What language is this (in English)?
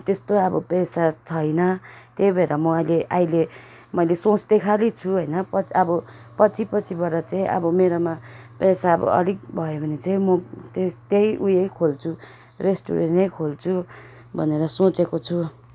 Nepali